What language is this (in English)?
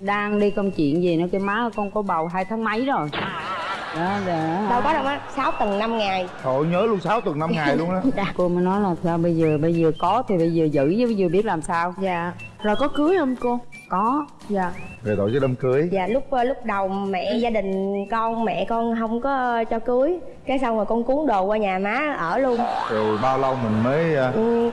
Vietnamese